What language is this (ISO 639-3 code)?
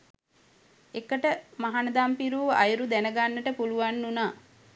sin